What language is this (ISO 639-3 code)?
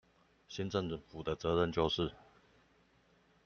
zho